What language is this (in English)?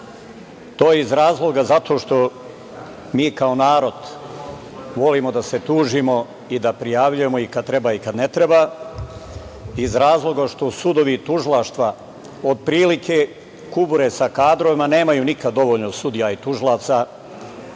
Serbian